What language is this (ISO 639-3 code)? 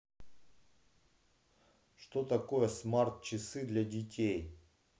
rus